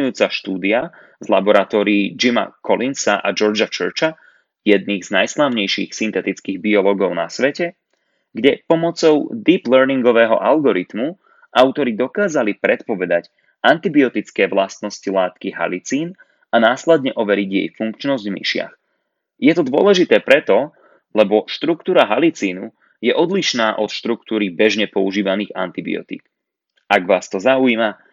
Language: Slovak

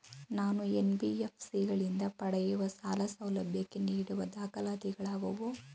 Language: Kannada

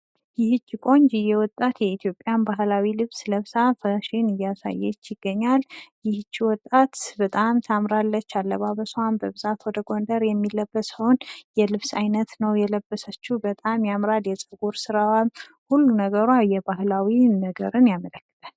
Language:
Amharic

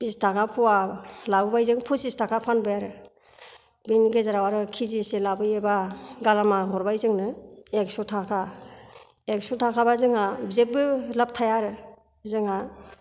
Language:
Bodo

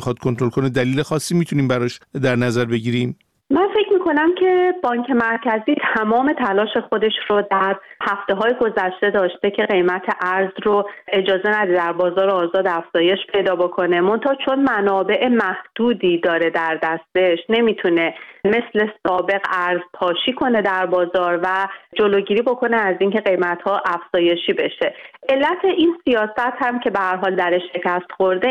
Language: Persian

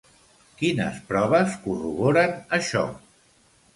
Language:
Catalan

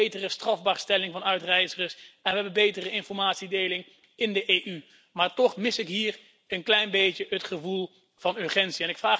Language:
Dutch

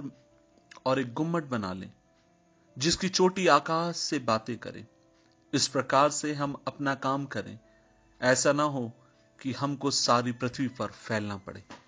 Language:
Hindi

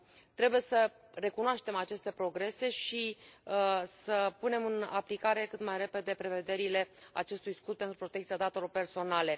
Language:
Romanian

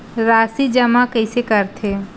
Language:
Chhattisgarhi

